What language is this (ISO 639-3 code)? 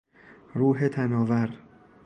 fas